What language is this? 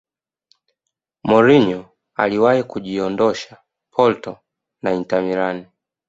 Swahili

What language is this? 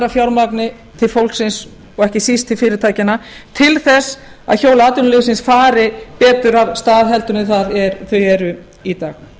Icelandic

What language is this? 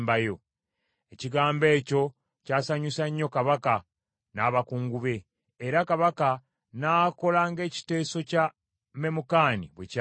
Ganda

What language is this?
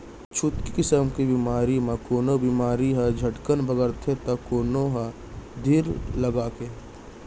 Chhattisgarhi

